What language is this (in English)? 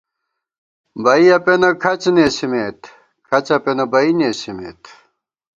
Gawar-Bati